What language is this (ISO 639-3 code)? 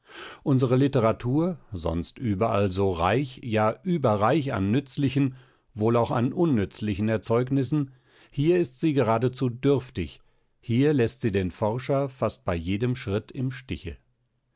deu